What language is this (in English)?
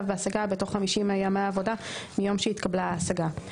Hebrew